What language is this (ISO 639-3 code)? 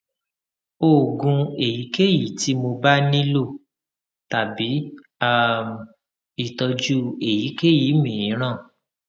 yor